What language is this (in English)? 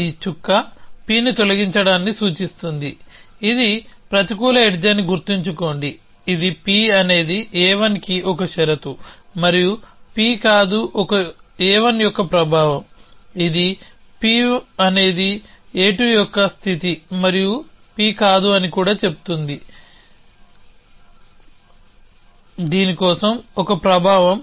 Telugu